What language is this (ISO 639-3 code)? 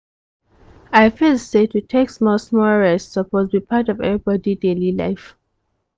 pcm